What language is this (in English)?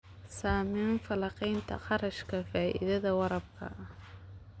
Somali